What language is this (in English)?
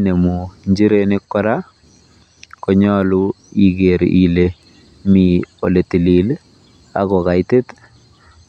Kalenjin